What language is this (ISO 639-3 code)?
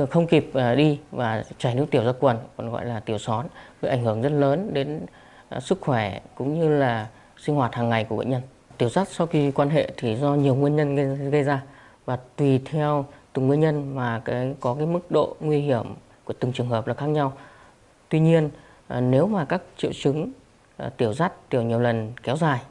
vie